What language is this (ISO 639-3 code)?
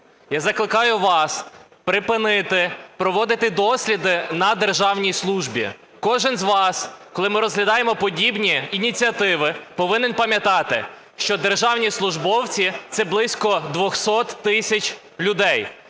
ukr